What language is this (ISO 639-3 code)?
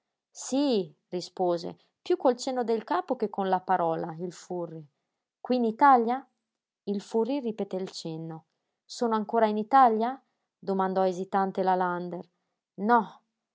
ita